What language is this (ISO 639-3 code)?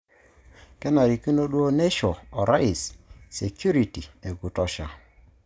mas